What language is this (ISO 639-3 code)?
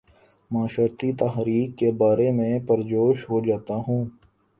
urd